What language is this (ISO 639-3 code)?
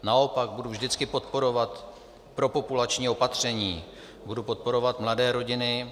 ces